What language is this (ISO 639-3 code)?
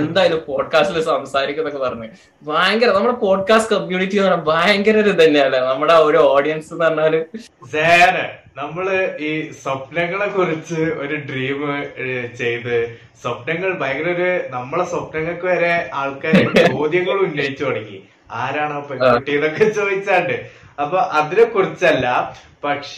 mal